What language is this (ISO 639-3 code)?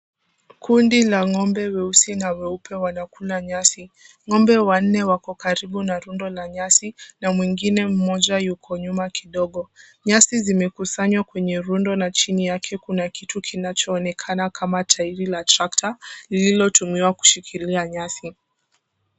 swa